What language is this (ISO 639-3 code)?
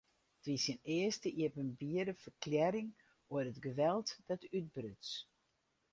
fry